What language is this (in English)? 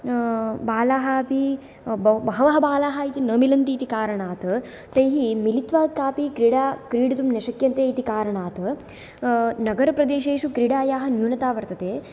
Sanskrit